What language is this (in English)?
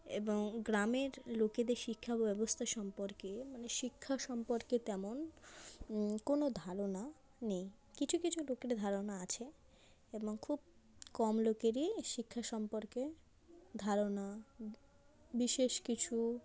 Bangla